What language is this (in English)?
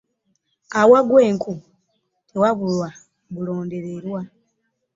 Ganda